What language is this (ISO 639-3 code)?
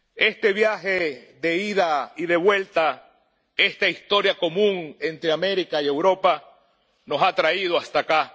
spa